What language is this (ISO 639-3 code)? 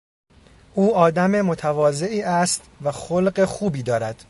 fas